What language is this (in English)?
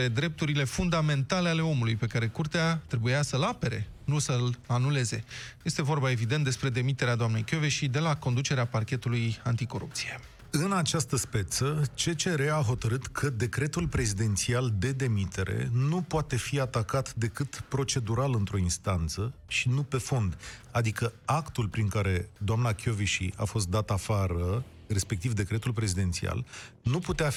Romanian